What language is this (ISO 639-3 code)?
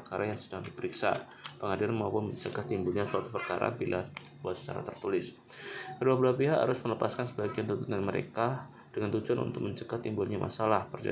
ind